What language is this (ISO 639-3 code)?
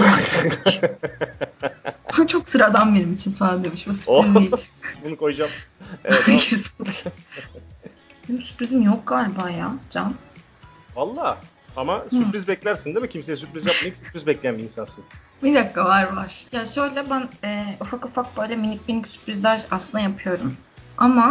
tur